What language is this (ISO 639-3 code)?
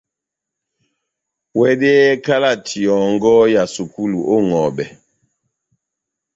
bnm